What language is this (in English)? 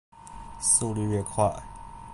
Chinese